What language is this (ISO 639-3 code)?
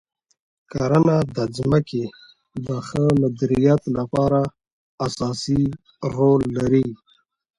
pus